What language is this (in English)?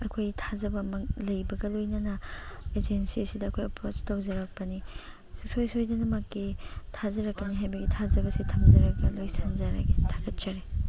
Manipuri